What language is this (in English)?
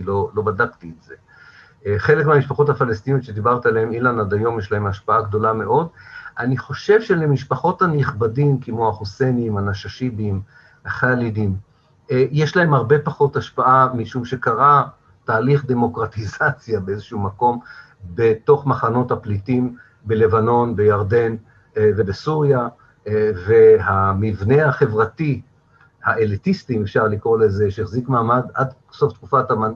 Hebrew